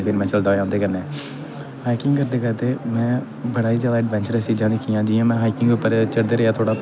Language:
Dogri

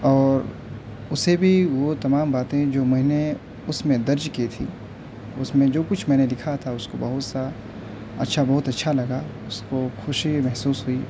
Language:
Urdu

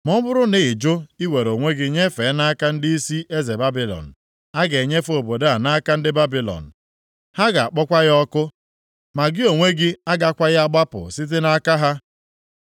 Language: Igbo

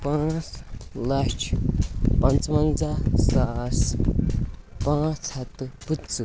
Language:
Kashmiri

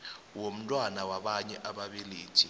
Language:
South Ndebele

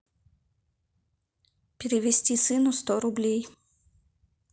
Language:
Russian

